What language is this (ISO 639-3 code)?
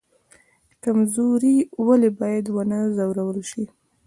pus